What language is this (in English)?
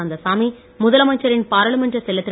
Tamil